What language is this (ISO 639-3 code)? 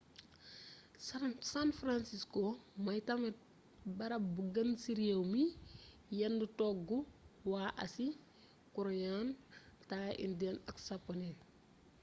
wol